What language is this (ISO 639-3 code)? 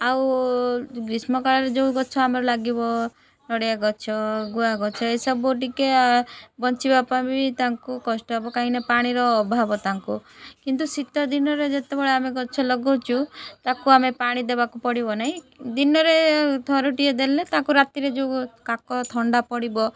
ori